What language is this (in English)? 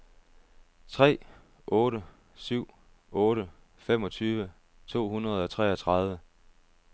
Danish